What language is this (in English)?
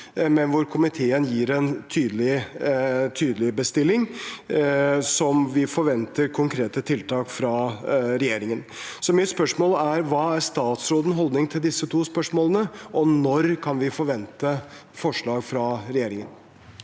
Norwegian